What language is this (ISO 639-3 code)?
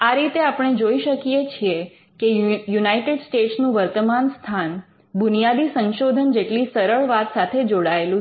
guj